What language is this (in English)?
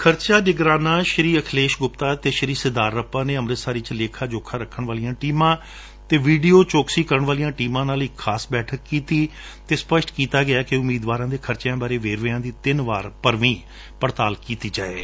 Punjabi